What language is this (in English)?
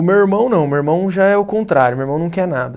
Portuguese